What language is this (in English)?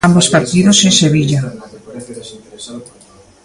Galician